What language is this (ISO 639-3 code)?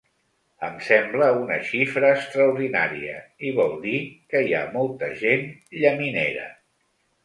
cat